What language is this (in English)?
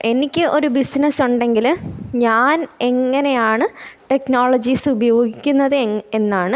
Malayalam